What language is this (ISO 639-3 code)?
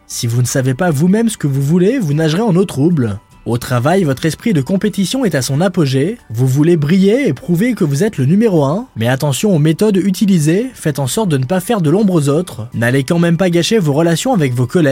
fra